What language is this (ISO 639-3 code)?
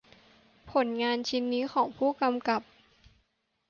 tha